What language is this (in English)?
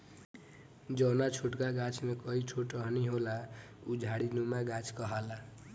Bhojpuri